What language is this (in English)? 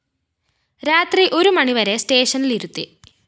Malayalam